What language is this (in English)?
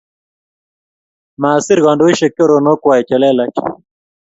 Kalenjin